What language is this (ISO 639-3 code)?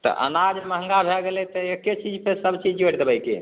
mai